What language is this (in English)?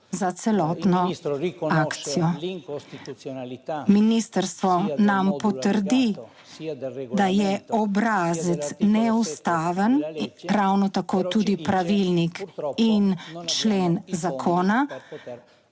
Slovenian